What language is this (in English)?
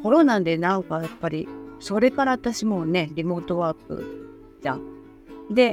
Japanese